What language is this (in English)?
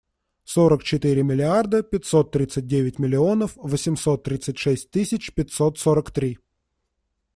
Russian